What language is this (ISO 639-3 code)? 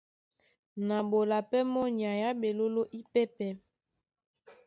dua